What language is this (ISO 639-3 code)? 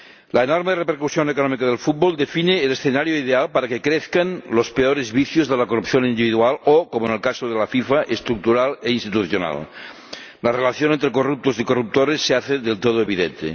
spa